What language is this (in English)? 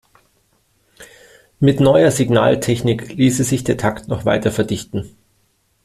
German